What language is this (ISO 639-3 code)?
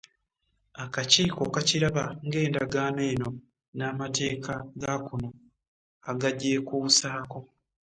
lug